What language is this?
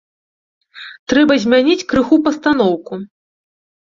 Belarusian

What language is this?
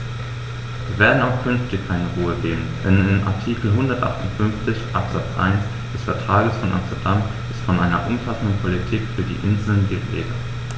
German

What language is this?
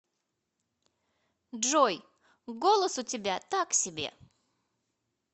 Russian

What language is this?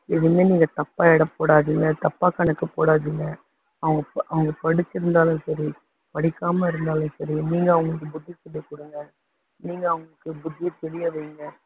Tamil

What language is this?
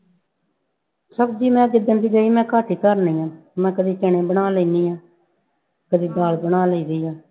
Punjabi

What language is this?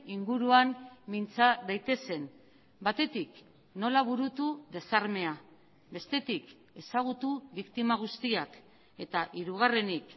Basque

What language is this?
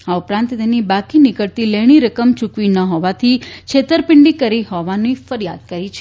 Gujarati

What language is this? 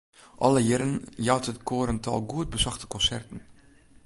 Western Frisian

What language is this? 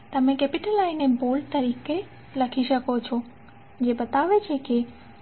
Gujarati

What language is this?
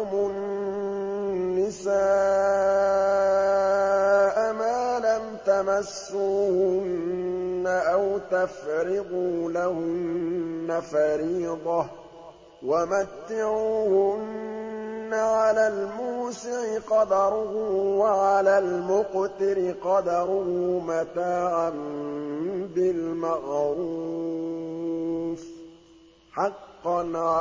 Arabic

